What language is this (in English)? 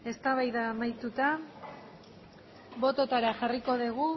Basque